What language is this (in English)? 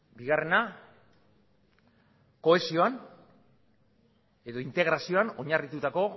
Basque